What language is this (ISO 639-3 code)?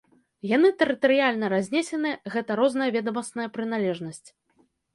bel